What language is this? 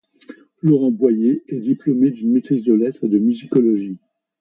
French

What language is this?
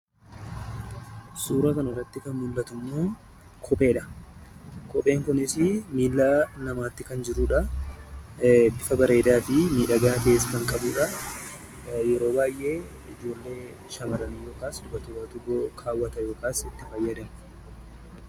Oromo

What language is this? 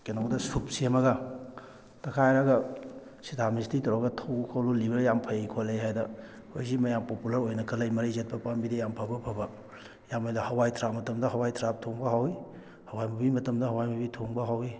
Manipuri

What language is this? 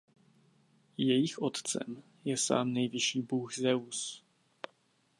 Czech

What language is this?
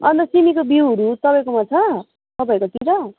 Nepali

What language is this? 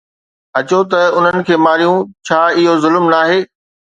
Sindhi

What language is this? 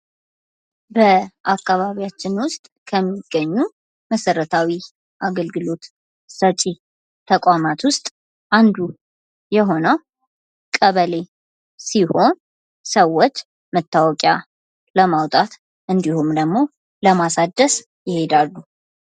Amharic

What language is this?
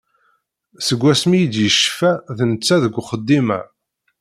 Kabyle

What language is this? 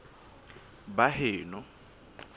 Southern Sotho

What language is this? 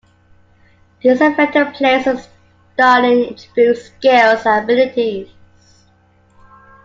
English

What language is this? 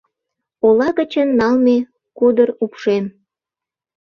Mari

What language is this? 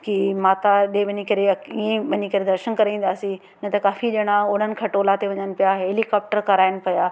Sindhi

